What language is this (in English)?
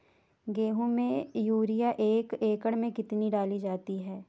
Hindi